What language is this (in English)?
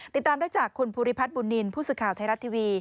Thai